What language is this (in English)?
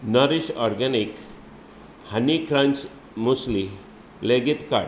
Konkani